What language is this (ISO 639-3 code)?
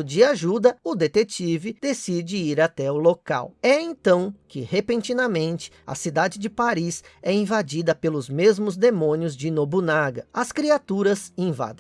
por